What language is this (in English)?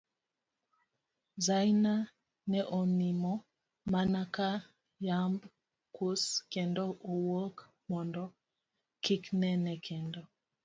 Luo (Kenya and Tanzania)